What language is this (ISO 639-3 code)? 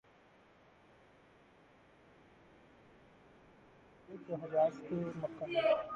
urd